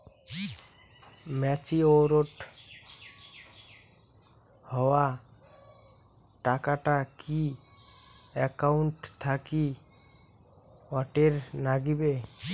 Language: Bangla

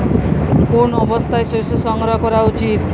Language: Bangla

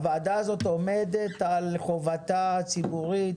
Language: Hebrew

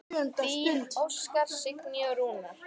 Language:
Icelandic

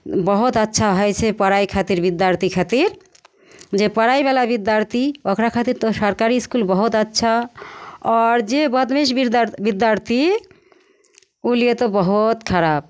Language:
Maithili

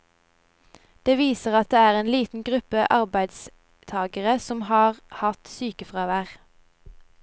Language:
Norwegian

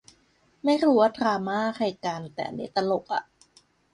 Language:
Thai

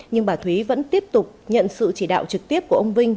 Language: Vietnamese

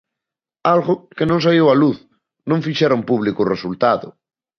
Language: Galician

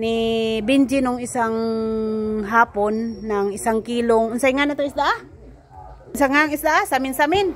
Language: Filipino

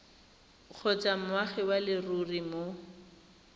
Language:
Tswana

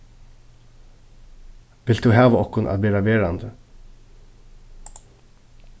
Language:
Faroese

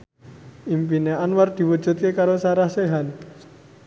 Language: Javanese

